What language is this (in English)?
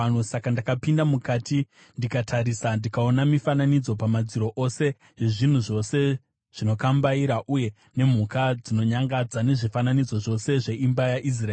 Shona